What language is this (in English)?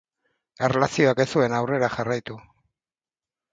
Basque